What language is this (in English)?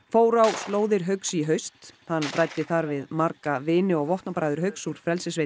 Icelandic